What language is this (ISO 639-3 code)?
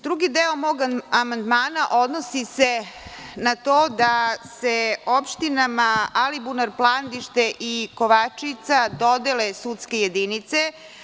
srp